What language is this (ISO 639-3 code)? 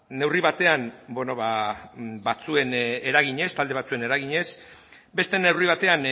eus